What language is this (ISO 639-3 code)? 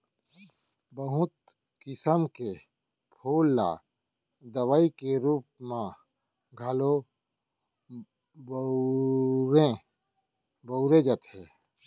hne